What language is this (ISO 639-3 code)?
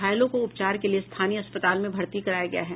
hin